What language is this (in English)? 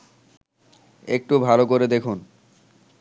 Bangla